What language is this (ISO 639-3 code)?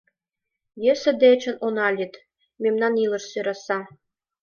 chm